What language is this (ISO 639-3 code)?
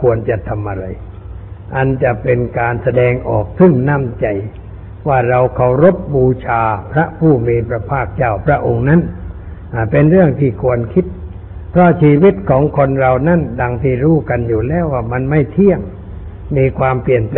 tha